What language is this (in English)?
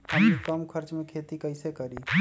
Magahi